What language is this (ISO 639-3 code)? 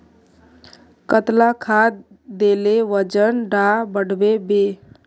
mag